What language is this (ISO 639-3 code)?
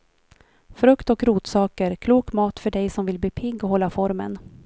swe